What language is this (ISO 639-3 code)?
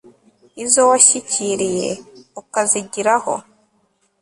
kin